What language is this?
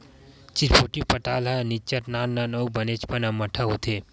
Chhattisgarhi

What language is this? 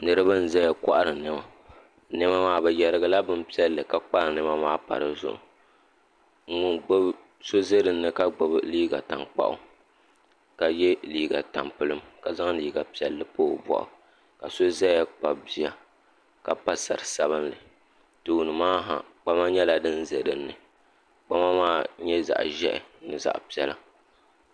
Dagbani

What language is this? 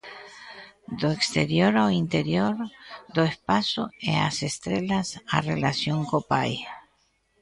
Galician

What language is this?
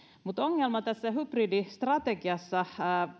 Finnish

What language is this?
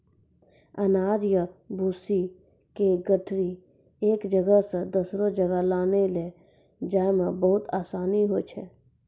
Maithili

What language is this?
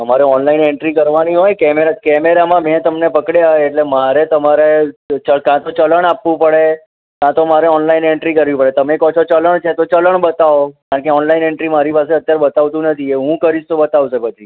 Gujarati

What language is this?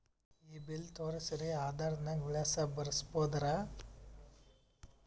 Kannada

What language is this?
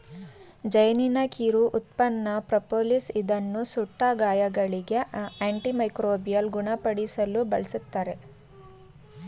Kannada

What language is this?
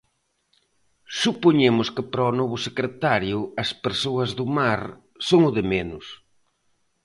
Galician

